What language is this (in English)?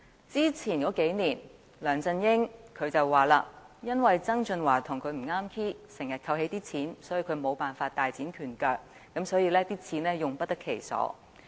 Cantonese